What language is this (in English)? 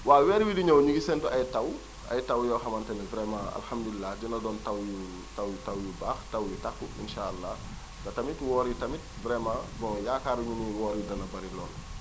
Wolof